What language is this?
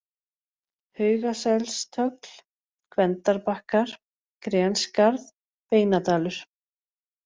Icelandic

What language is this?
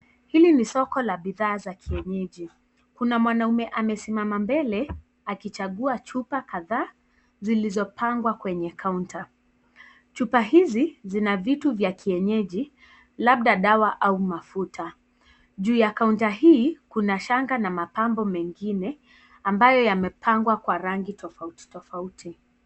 Swahili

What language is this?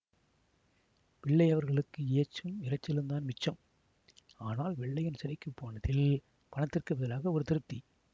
Tamil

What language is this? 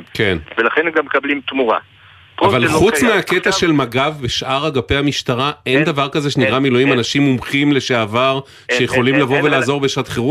Hebrew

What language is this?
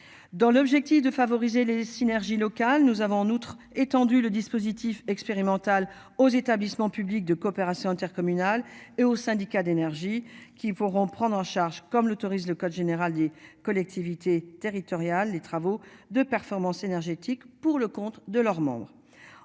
French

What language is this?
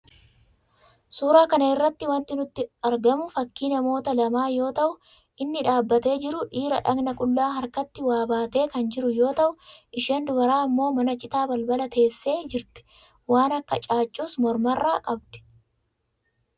Oromo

